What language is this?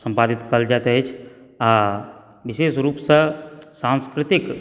Maithili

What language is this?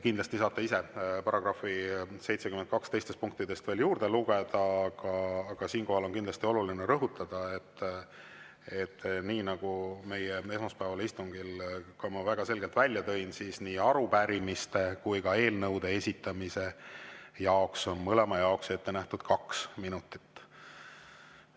Estonian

